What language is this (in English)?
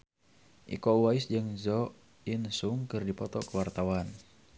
Sundanese